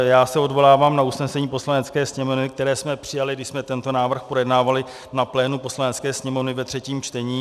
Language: Czech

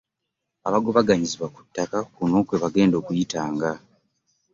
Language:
Ganda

